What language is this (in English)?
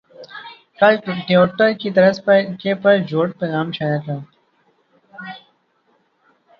Urdu